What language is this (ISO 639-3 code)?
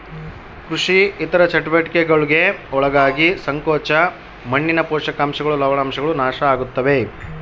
kan